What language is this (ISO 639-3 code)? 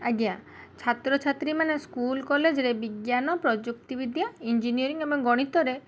ori